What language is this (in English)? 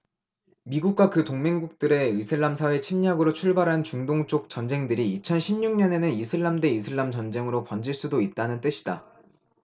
Korean